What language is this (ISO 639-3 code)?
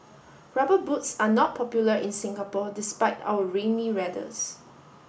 eng